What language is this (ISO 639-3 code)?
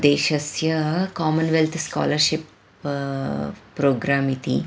san